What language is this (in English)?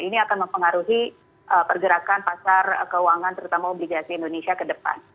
Indonesian